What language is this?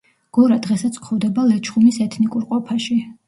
Georgian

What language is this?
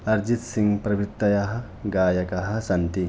Sanskrit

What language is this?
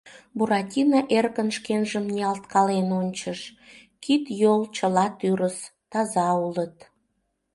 Mari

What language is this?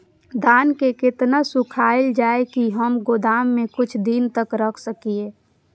Maithili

